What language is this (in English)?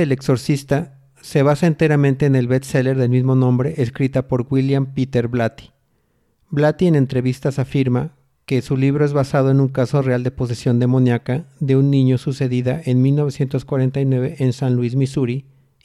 Spanish